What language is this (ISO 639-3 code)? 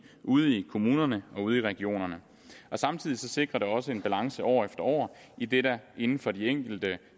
dan